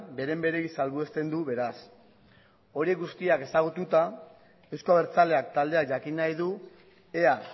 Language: Basque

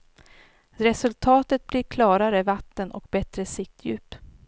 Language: Swedish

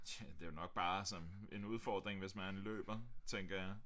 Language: Danish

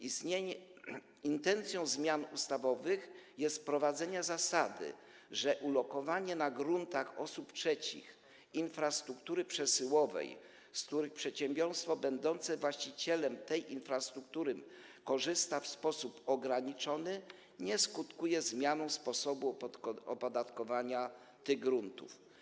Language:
Polish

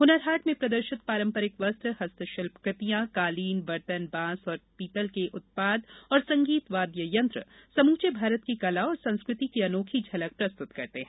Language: Hindi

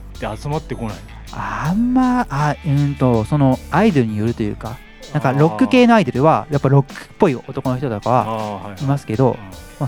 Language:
Japanese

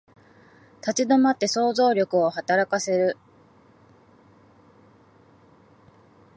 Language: Japanese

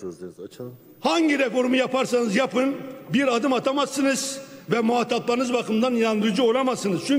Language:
Turkish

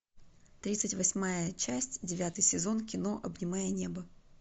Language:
Russian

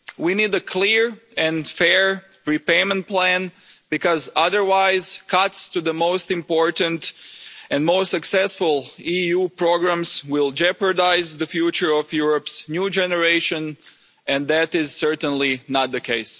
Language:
English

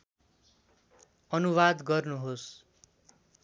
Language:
Nepali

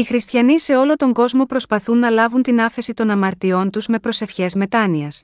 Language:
Greek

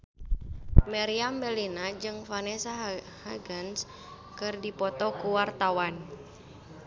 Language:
Sundanese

